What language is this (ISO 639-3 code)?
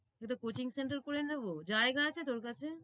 ben